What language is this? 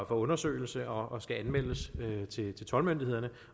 Danish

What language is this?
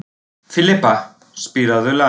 Icelandic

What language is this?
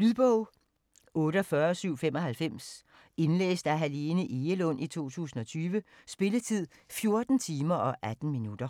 Danish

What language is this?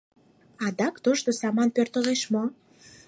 Mari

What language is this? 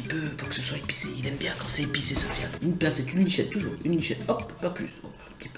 French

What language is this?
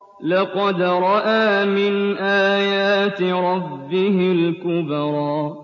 Arabic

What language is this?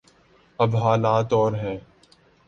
Urdu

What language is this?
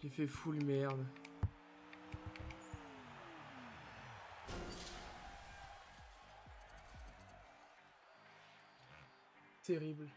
French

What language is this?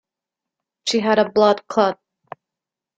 English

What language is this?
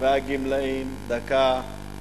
Hebrew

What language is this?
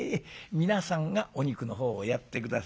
Japanese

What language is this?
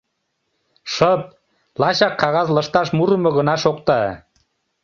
Mari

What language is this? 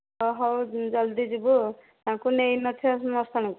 Odia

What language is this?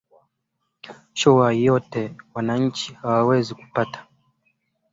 Swahili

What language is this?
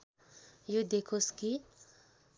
Nepali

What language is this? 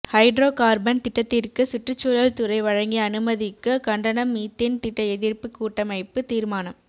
Tamil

